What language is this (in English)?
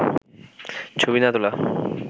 Bangla